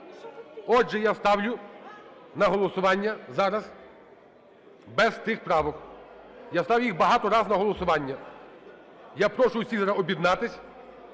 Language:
Ukrainian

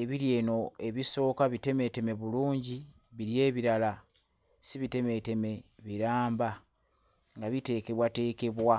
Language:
Ganda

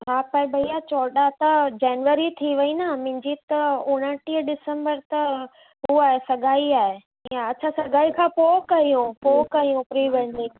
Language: Sindhi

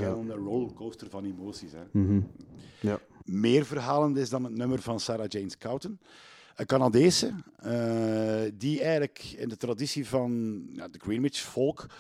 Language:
Dutch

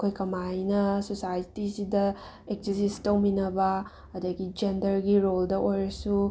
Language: Manipuri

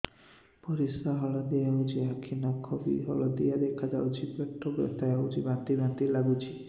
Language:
Odia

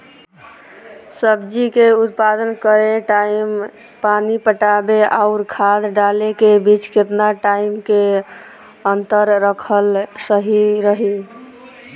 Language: Bhojpuri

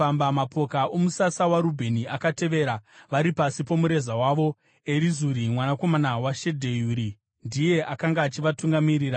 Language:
Shona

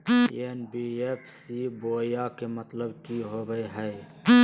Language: Magahi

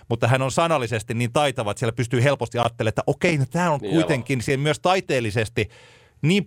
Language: Finnish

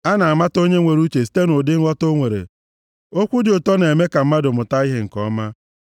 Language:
Igbo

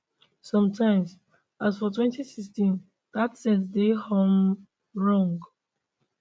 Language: Nigerian Pidgin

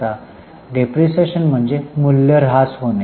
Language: Marathi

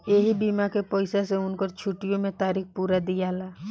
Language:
Bhojpuri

